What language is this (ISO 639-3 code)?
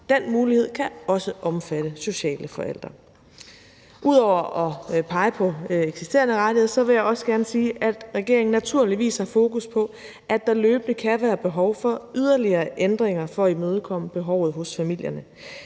dan